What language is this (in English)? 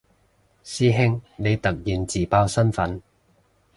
Cantonese